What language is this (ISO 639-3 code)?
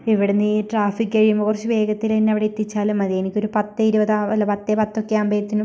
mal